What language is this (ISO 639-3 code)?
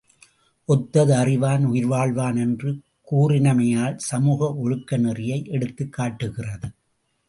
tam